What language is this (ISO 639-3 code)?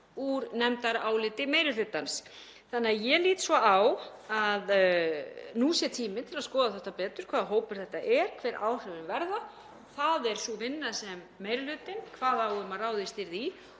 isl